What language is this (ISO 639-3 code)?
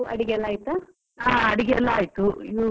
kan